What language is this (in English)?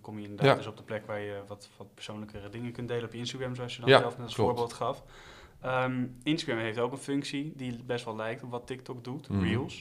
Dutch